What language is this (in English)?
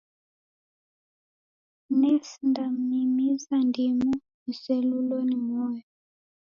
Taita